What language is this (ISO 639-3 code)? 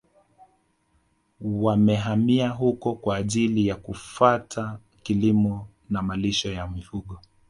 swa